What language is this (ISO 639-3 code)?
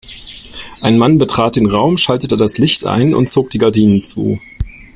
deu